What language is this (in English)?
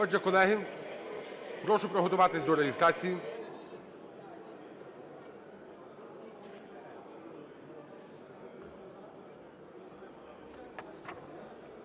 Ukrainian